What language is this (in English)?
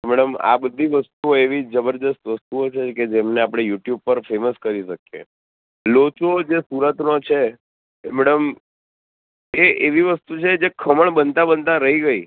Gujarati